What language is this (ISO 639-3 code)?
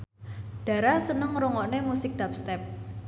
jav